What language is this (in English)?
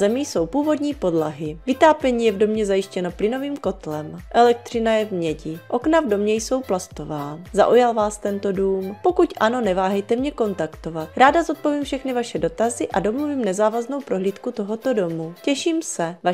Czech